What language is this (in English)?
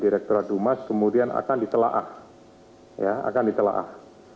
Indonesian